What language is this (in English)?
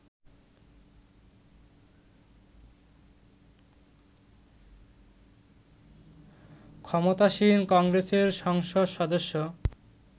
Bangla